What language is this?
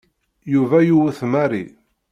Kabyle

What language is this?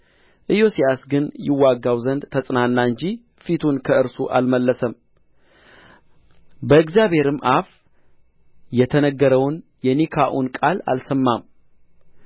Amharic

